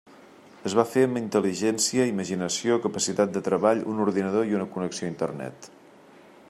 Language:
Catalan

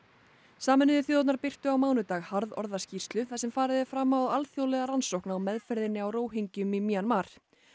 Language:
Icelandic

